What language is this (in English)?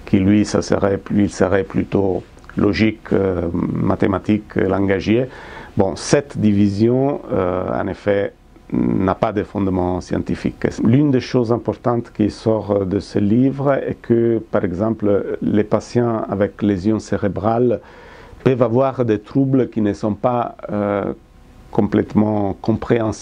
French